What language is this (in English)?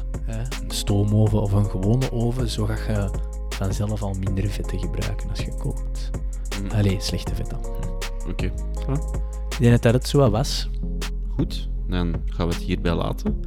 Dutch